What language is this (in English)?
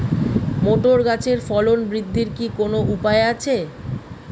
Bangla